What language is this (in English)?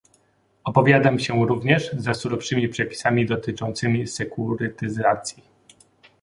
Polish